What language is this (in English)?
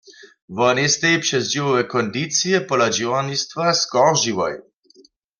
Upper Sorbian